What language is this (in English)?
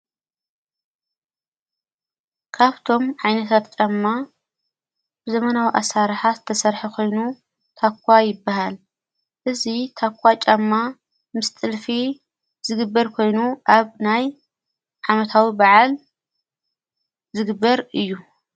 Tigrinya